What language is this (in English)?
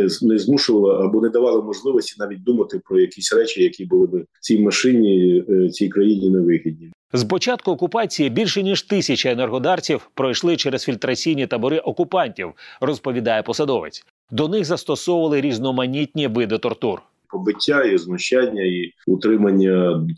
Ukrainian